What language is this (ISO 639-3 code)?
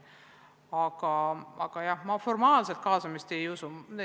est